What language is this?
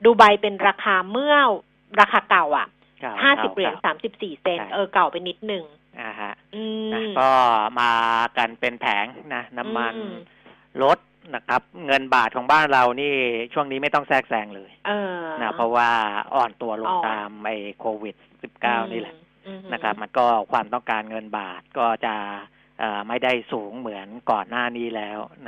Thai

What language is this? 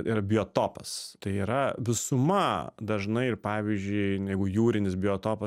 Lithuanian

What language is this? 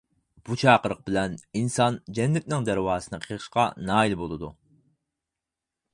Uyghur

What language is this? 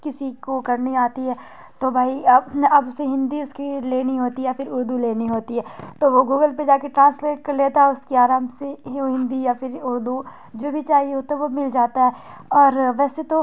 Urdu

